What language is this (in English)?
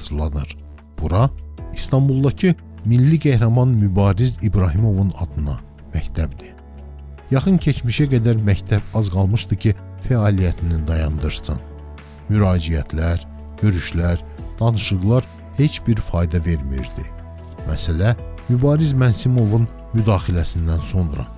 Turkish